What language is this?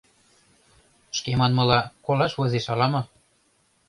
Mari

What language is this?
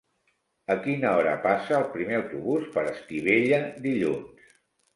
Catalan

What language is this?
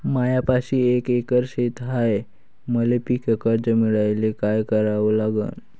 Marathi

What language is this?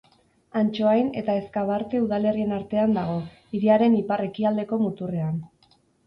Basque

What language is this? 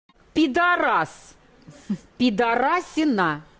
Russian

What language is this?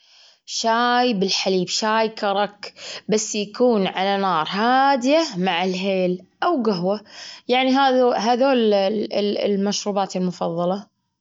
Gulf Arabic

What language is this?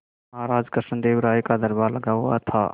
Hindi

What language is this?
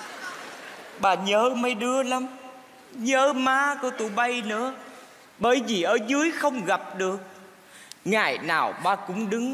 Vietnamese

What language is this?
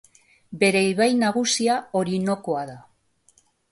Basque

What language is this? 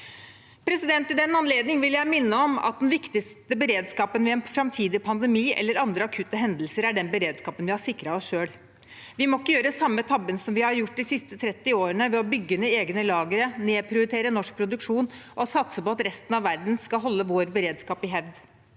Norwegian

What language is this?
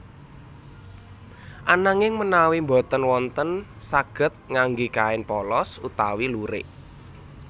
Javanese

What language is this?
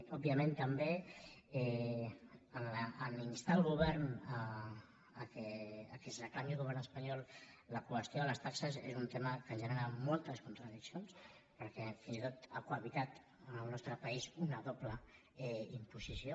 Catalan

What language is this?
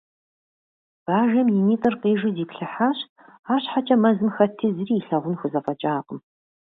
Kabardian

